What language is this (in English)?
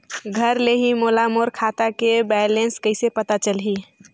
Chhattisgarhi